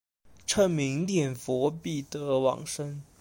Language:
Chinese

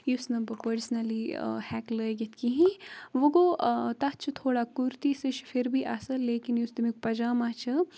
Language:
Kashmiri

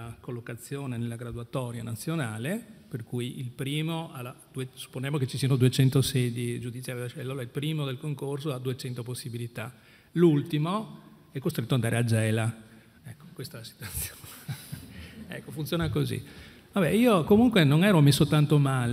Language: Italian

